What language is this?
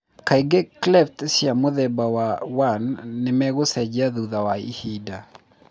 Kikuyu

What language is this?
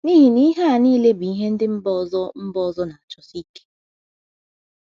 Igbo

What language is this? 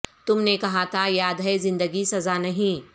Urdu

